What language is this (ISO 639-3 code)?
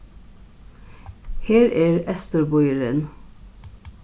fao